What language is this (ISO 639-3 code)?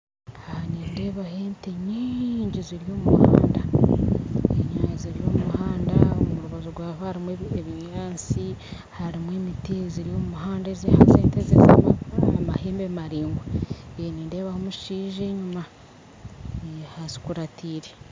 nyn